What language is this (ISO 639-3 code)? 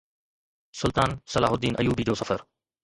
snd